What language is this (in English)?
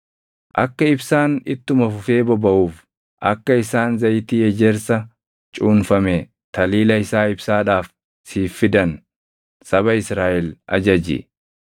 Oromo